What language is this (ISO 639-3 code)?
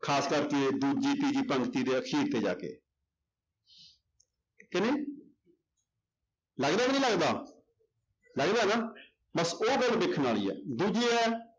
pan